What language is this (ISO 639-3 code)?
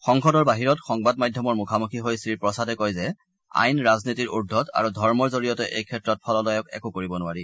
asm